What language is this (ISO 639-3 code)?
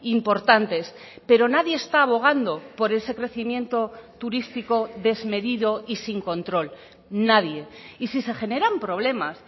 spa